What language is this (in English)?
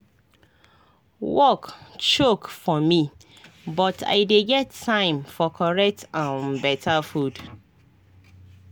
Nigerian Pidgin